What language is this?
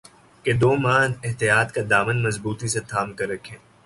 Urdu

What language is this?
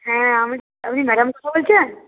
Bangla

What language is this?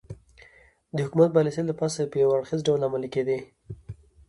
Pashto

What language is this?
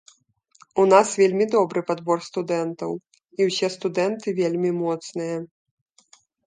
Belarusian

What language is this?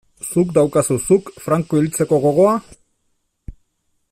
Basque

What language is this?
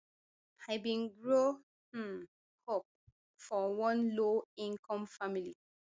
Nigerian Pidgin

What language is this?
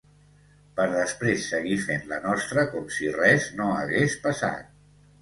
Catalan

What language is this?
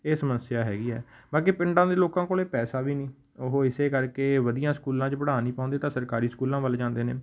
Punjabi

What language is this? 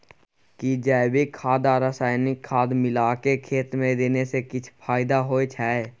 Maithili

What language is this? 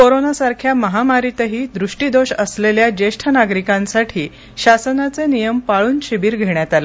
Marathi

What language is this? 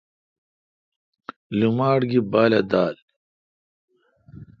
Kalkoti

